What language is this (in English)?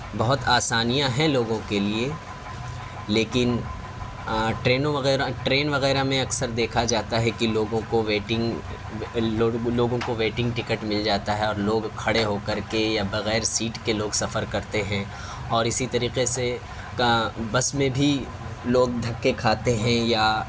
Urdu